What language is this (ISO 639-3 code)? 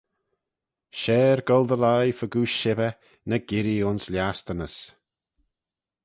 glv